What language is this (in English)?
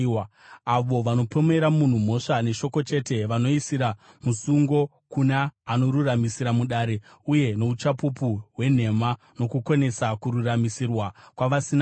Shona